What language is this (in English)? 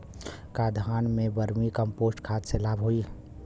Bhojpuri